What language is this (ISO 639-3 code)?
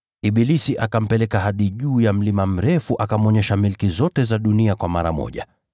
swa